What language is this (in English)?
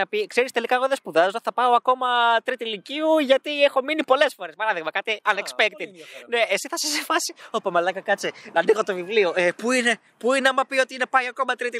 Greek